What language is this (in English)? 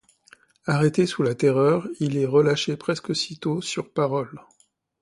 French